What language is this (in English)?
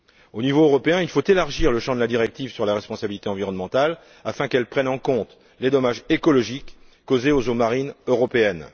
French